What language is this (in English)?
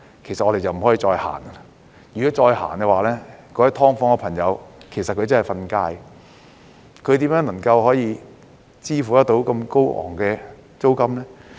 Cantonese